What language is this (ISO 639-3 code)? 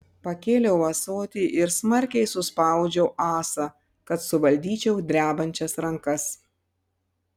lit